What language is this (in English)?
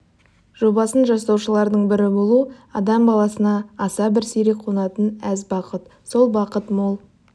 Kazakh